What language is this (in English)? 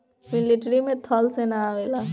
Bhojpuri